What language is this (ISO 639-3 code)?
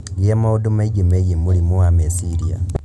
kik